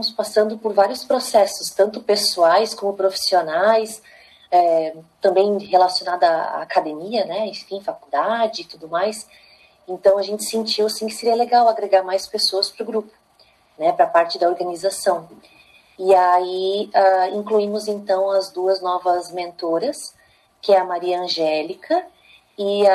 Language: Portuguese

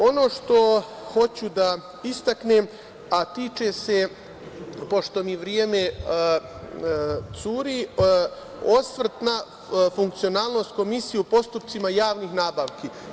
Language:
Serbian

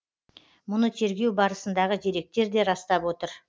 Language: Kazakh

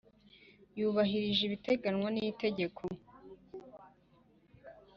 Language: Kinyarwanda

